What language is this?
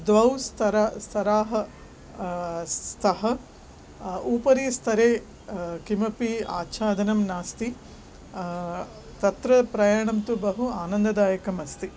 Sanskrit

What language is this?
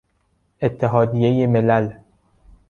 Persian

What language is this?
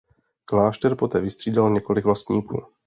Czech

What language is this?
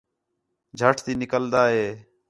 Khetrani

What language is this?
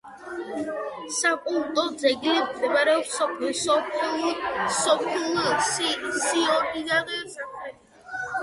Georgian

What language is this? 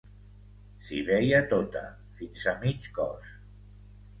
Catalan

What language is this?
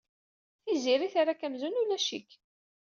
Kabyle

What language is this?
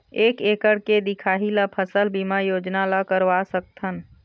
Chhattisgarhi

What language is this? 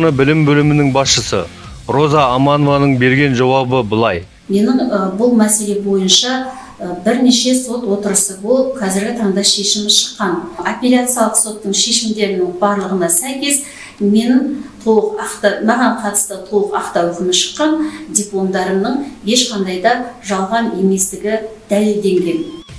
Kazakh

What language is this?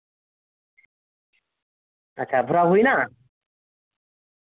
Santali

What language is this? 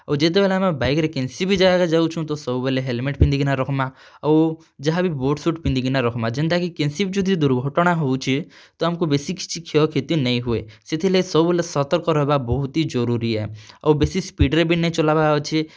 Odia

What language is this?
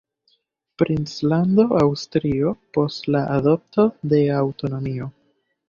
Esperanto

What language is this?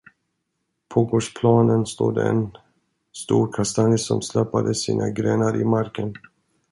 Swedish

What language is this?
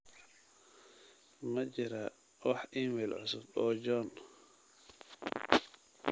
Somali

